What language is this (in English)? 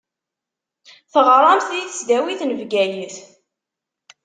Kabyle